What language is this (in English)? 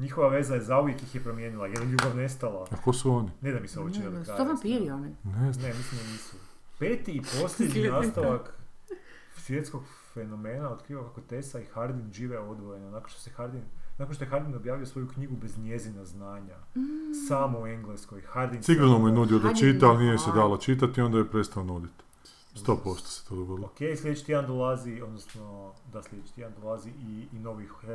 Croatian